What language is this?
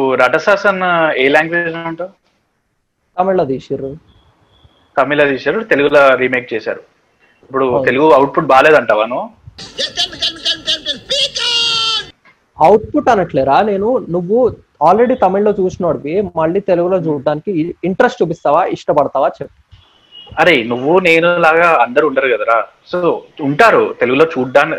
Telugu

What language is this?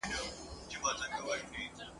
Pashto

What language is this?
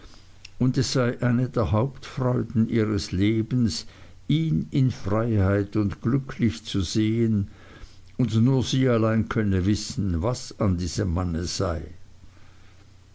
German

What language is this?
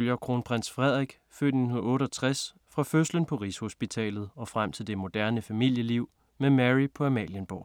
Danish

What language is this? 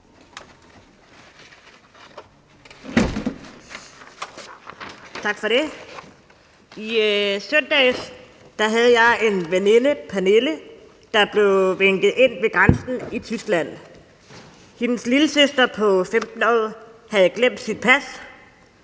Danish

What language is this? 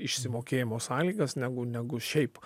Lithuanian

